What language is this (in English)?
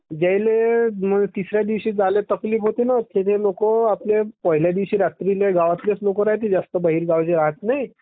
Marathi